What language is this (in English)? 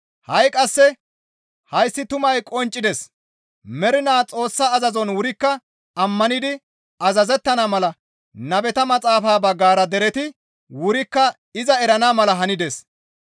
Gamo